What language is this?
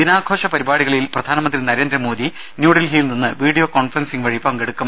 Malayalam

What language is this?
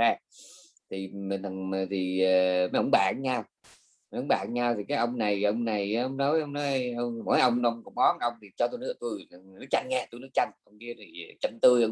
Vietnamese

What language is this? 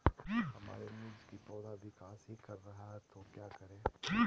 Magahi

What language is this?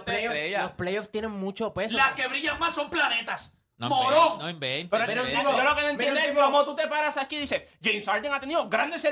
Spanish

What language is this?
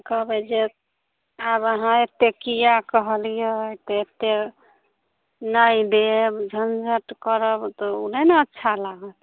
Maithili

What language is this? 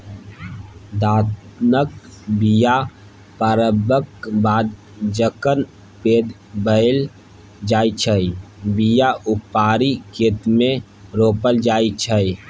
Maithili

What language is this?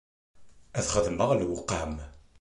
Kabyle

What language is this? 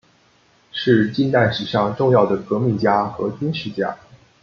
Chinese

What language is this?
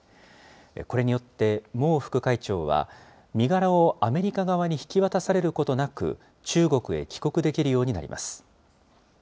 Japanese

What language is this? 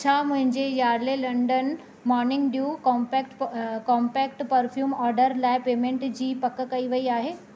Sindhi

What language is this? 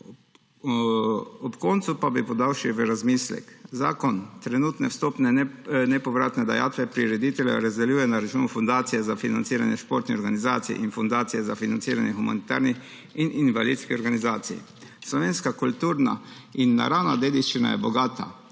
Slovenian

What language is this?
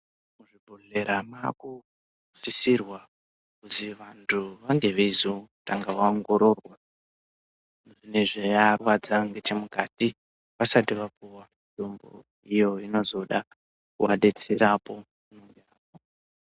Ndau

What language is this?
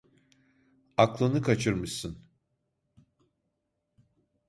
Turkish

